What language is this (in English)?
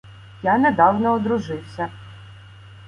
Ukrainian